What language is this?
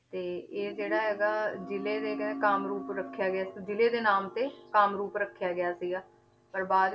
Punjabi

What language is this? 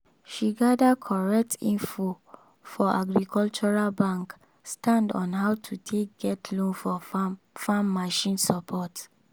Nigerian Pidgin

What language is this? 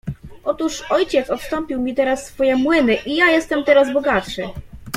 Polish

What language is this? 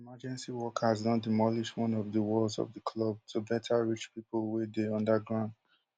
Nigerian Pidgin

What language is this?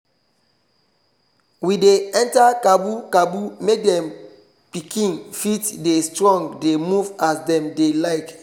Nigerian Pidgin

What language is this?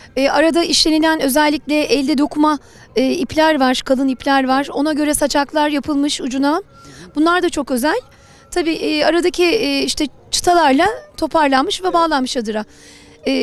Turkish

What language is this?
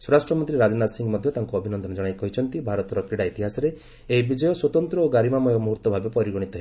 Odia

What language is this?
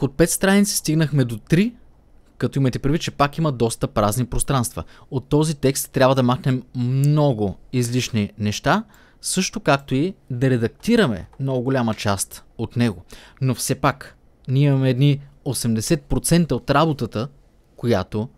Bulgarian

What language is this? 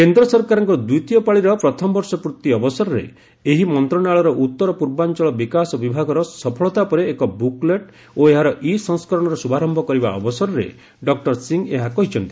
Odia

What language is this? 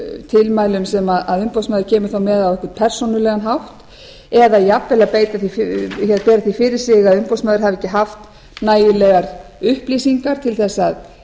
Icelandic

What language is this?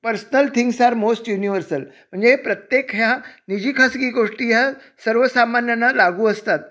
Marathi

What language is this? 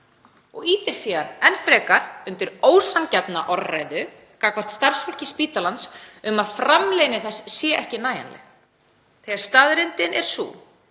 Icelandic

